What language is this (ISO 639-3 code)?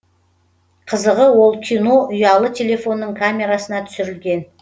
kaz